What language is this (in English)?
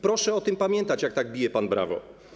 Polish